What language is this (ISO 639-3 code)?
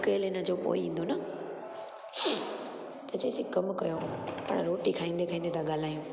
snd